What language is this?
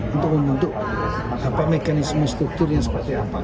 Indonesian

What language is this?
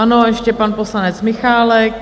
Czech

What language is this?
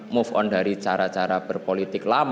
Indonesian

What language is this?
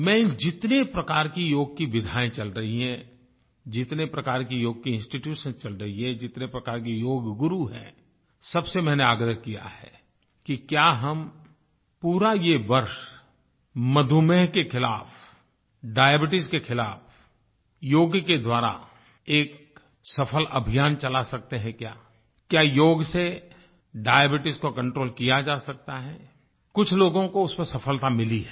Hindi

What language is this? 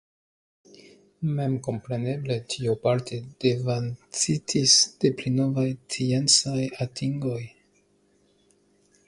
Esperanto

